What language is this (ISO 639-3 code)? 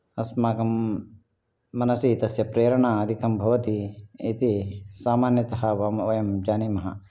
san